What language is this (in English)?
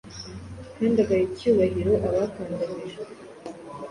Kinyarwanda